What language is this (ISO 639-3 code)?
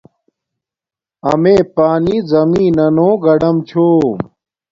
dmk